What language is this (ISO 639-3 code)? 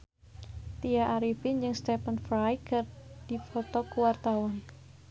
sun